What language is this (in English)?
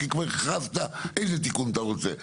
Hebrew